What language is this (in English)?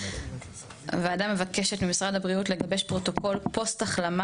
Hebrew